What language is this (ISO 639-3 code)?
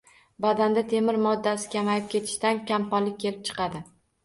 uzb